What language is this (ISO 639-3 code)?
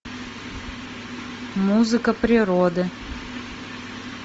rus